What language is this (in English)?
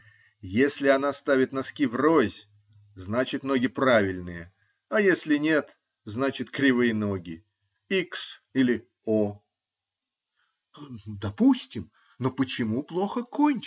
Russian